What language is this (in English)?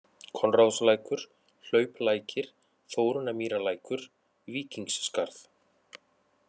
Icelandic